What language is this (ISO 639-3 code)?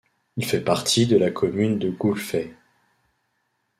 fra